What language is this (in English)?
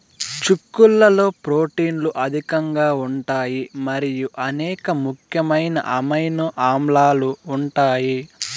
Telugu